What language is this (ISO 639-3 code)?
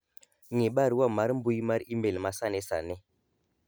luo